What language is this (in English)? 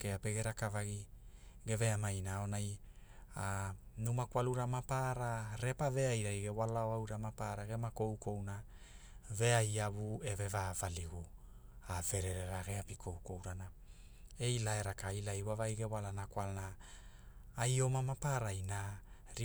Hula